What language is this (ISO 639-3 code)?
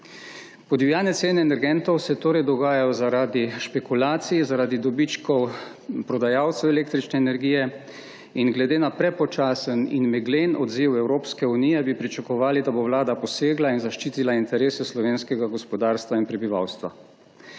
slv